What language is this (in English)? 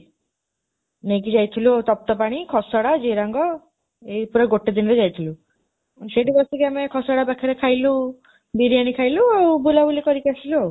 Odia